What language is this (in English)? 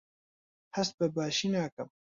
Central Kurdish